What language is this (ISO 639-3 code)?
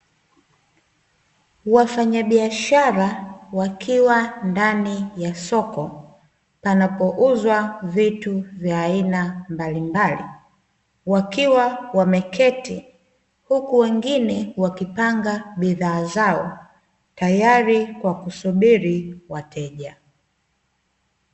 swa